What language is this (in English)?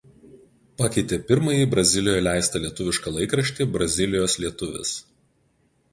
Lithuanian